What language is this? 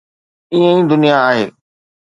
Sindhi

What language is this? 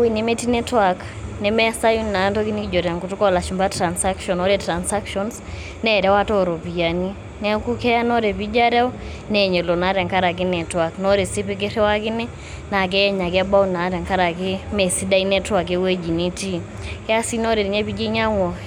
Masai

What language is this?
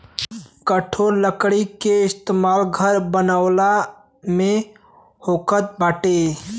Bhojpuri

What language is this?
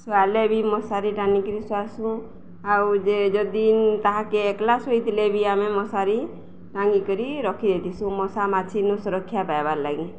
Odia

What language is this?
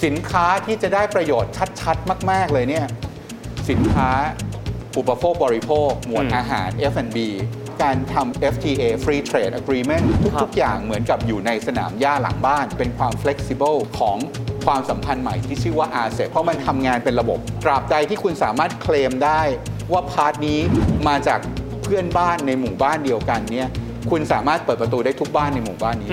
Thai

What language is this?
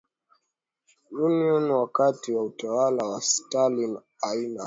Swahili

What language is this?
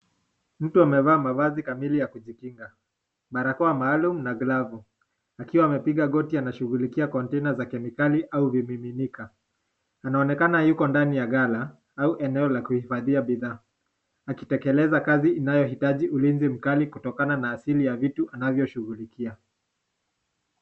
Swahili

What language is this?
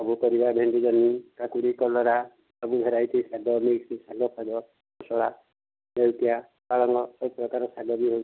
Odia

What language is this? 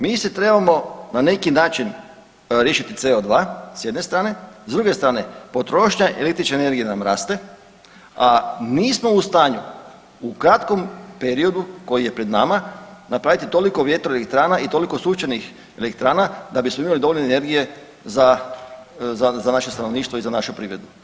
Croatian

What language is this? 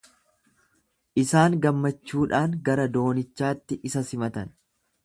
Oromo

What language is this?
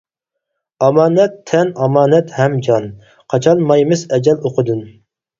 Uyghur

